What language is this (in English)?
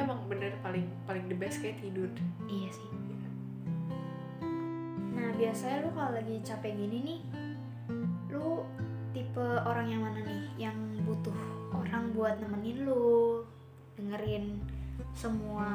Indonesian